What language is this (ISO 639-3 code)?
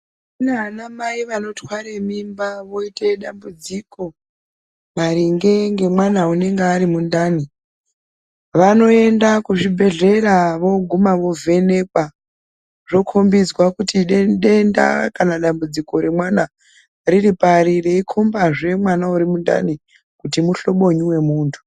ndc